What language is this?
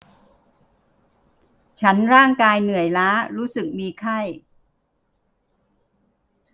Thai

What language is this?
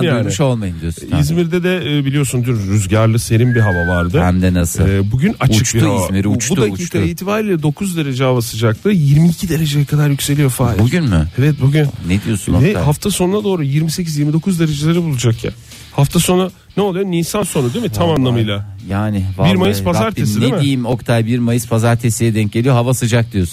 Turkish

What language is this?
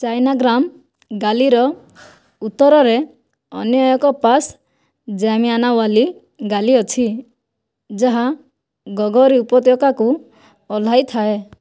Odia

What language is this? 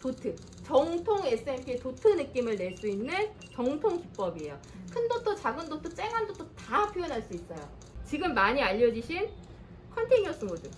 Korean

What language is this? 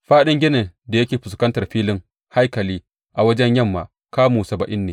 Hausa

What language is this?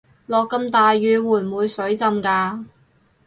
Cantonese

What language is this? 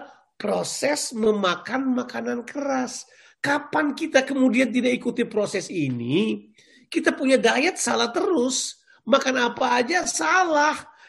Indonesian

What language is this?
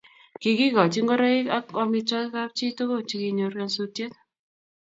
Kalenjin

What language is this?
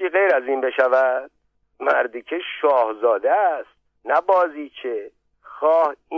Persian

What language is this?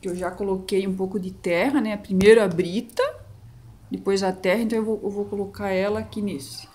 Portuguese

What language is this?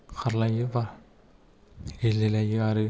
Bodo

